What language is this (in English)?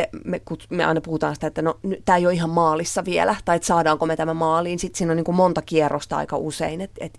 Finnish